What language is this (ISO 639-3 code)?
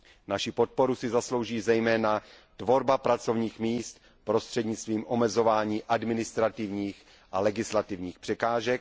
ces